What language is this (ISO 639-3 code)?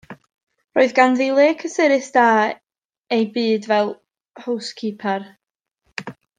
cym